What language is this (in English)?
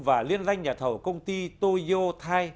Vietnamese